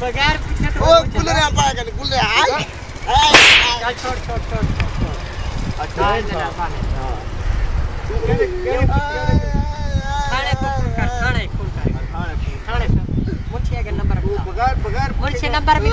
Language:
Uyghur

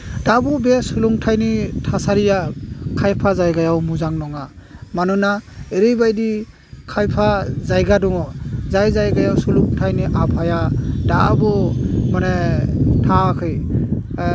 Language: Bodo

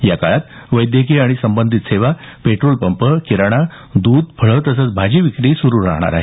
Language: Marathi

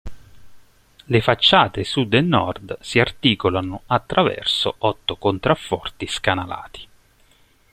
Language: Italian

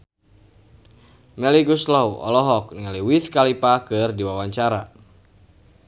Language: Sundanese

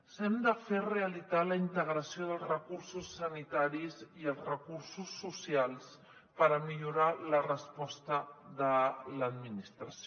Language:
Catalan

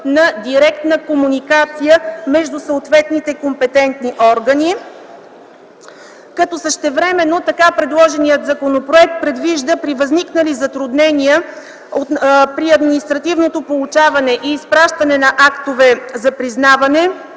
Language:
Bulgarian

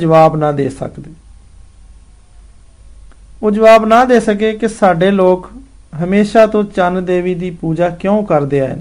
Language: Hindi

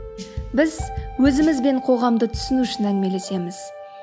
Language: Kazakh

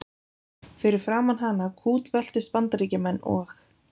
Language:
Icelandic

